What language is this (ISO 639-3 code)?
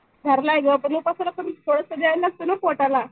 mar